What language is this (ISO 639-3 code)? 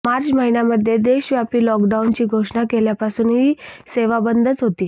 mar